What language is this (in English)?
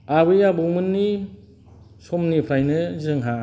Bodo